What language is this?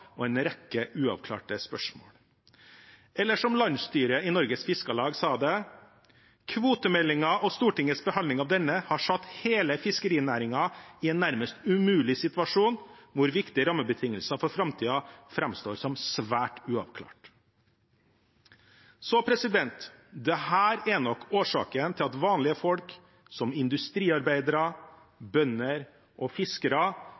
Norwegian Bokmål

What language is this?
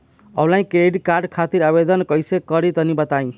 Bhojpuri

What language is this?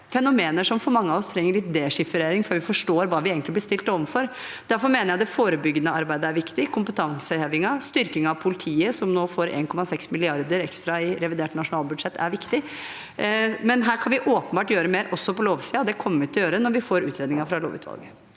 Norwegian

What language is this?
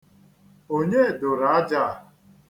Igbo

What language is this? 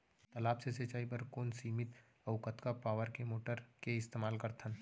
Chhattisgarhi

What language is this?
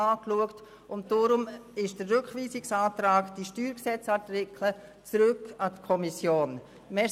Swiss German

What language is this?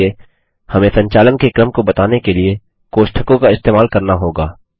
Hindi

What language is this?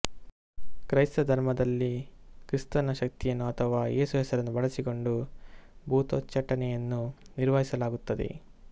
Kannada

